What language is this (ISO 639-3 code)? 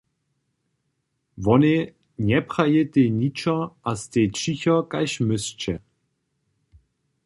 hsb